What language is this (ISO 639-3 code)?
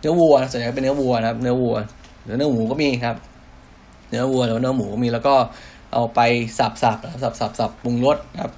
tha